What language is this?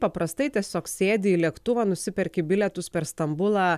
Lithuanian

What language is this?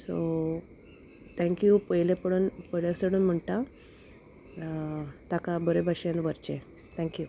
Konkani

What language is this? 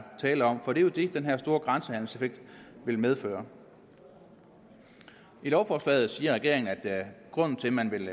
Danish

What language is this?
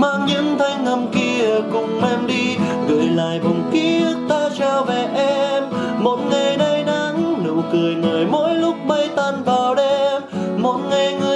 Vietnamese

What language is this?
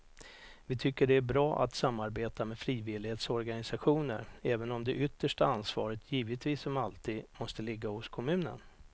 Swedish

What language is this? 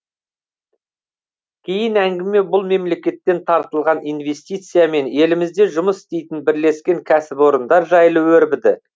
Kazakh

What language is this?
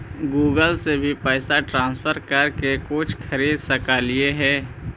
Magahi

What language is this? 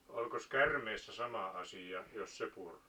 Finnish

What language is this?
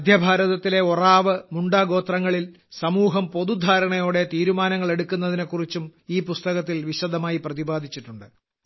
Malayalam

